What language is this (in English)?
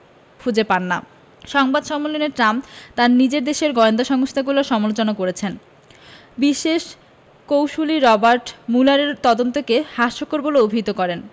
Bangla